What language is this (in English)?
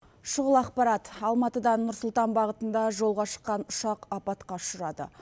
Kazakh